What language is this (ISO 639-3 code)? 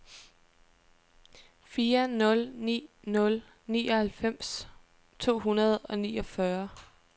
dan